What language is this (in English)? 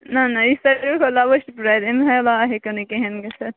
Kashmiri